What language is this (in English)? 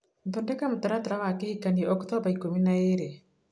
Kikuyu